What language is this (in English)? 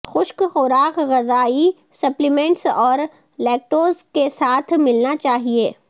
Urdu